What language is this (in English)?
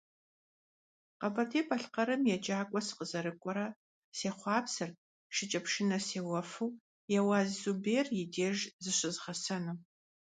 Kabardian